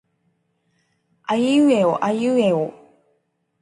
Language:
Japanese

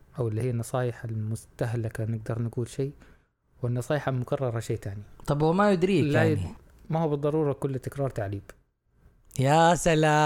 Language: Arabic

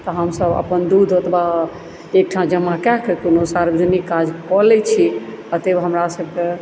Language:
Maithili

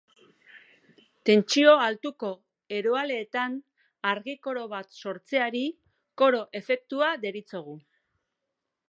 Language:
Basque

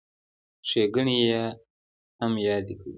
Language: Pashto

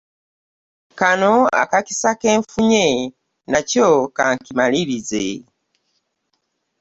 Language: Ganda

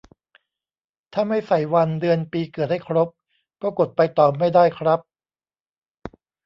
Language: Thai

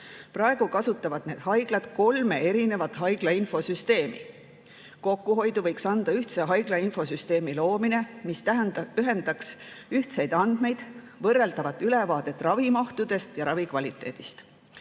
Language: Estonian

